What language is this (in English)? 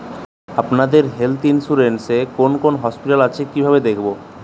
Bangla